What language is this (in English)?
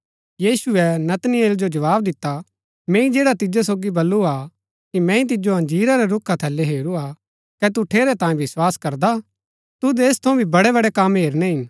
Gaddi